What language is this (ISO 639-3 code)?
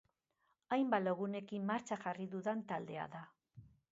eus